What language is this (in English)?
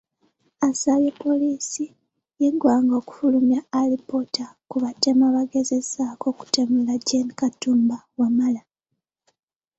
Ganda